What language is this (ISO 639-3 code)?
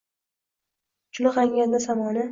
uzb